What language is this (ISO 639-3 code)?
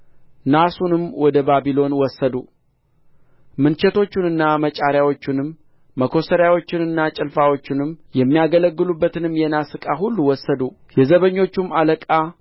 amh